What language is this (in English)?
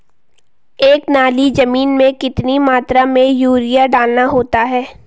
Hindi